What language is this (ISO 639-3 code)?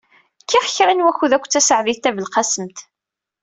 kab